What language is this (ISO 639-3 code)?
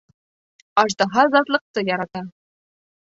bak